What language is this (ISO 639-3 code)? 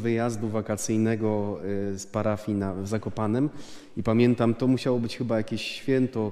pol